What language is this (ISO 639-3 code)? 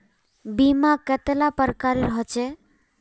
mag